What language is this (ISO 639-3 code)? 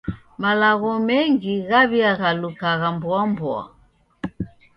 dav